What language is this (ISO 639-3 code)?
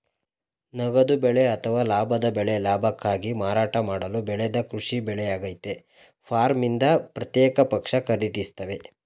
kan